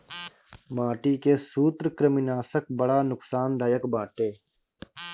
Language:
Bhojpuri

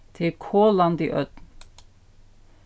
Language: Faroese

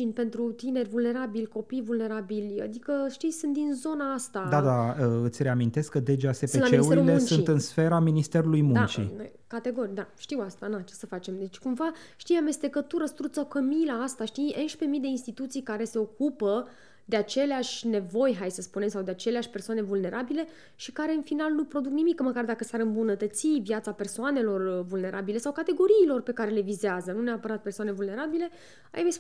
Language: Romanian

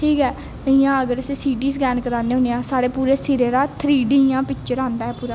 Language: Dogri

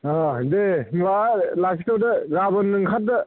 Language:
Bodo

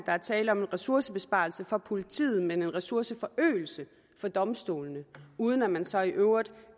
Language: Danish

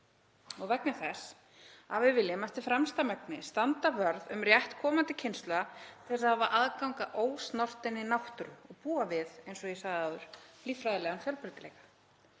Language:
Icelandic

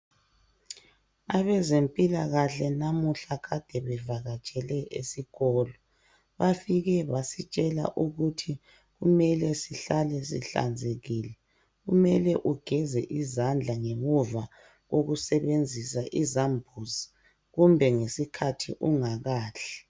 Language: North Ndebele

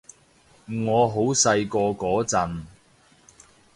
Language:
Cantonese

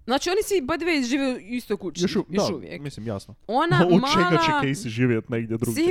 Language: Croatian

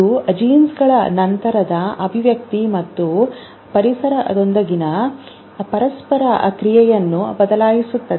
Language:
Kannada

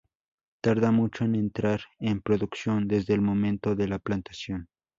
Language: Spanish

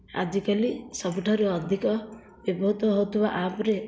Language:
Odia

